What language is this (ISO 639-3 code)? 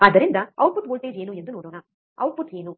kan